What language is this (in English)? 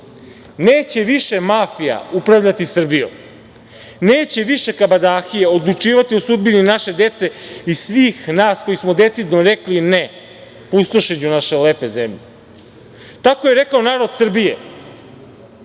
Serbian